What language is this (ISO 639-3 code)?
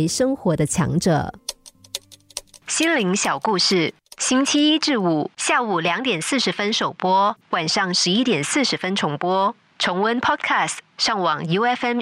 zho